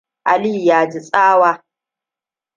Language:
Hausa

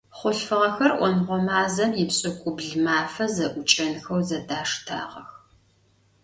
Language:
Adyghe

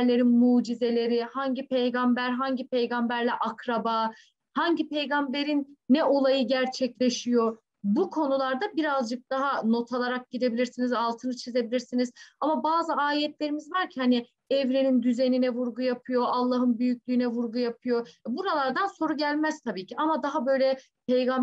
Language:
Turkish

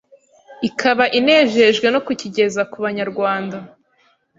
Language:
Kinyarwanda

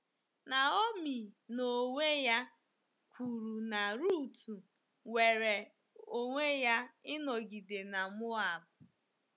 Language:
Igbo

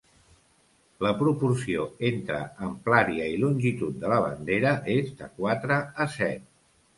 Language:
Catalan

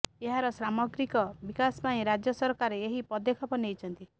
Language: Odia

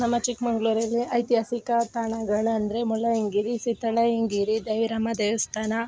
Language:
Kannada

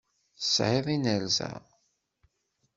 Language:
Kabyle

